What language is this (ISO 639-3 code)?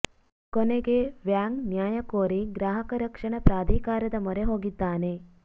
kan